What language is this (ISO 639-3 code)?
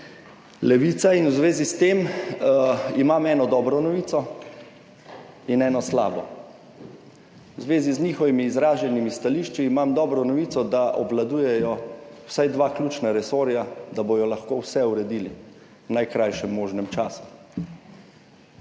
slv